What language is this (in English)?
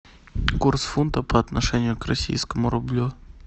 Russian